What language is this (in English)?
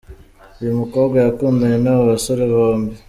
Kinyarwanda